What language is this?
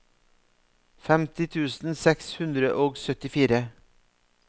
Norwegian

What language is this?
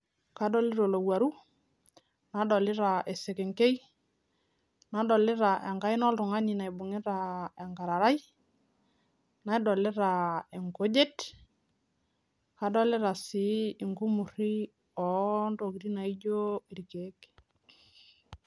Masai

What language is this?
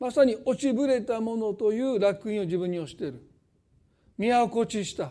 Japanese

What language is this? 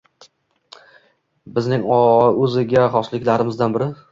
Uzbek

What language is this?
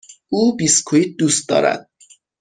Persian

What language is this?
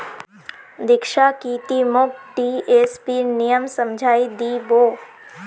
Magahi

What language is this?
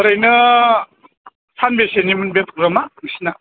Bodo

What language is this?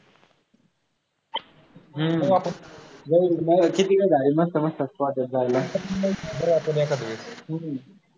Marathi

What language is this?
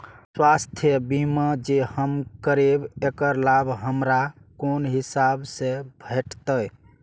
Maithili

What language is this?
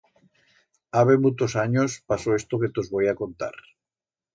Aragonese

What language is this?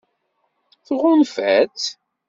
Kabyle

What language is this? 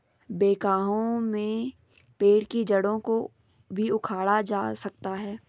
Hindi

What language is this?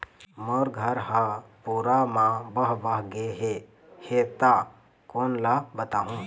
Chhattisgarhi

